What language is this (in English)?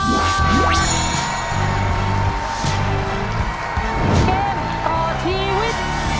Thai